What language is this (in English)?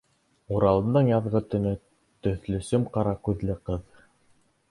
Bashkir